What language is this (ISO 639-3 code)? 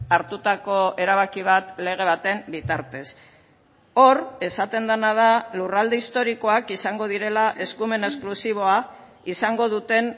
eus